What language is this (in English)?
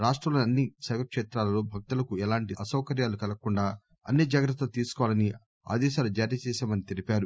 Telugu